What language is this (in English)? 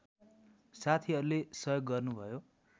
Nepali